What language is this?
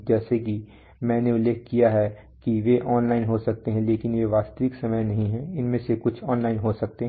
Hindi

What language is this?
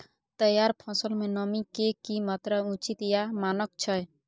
Maithili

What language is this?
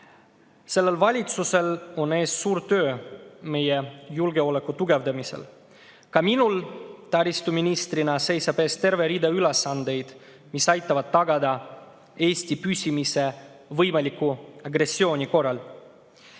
Estonian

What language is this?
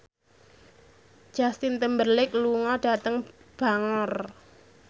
Javanese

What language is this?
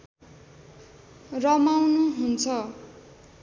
Nepali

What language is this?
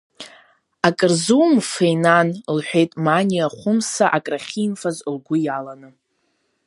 Abkhazian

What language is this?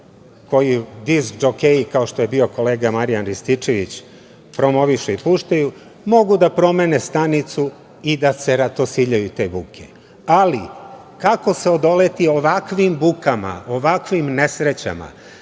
Serbian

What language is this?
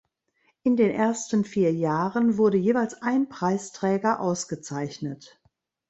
German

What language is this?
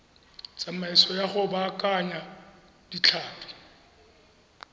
Tswana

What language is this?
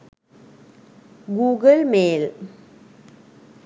Sinhala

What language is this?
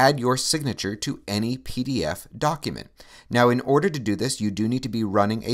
English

